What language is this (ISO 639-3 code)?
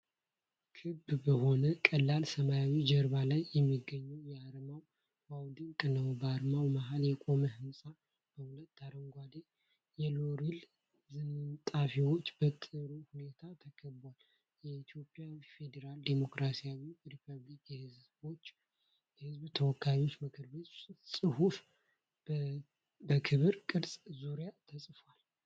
amh